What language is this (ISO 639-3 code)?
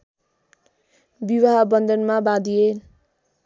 nep